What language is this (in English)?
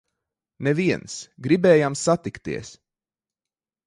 Latvian